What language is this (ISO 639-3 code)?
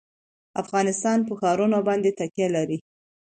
pus